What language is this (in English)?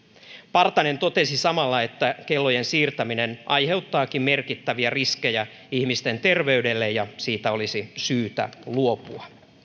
Finnish